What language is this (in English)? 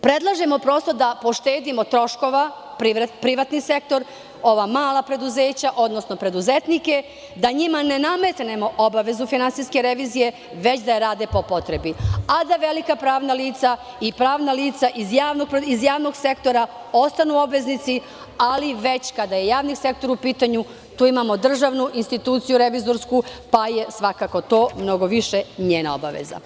Serbian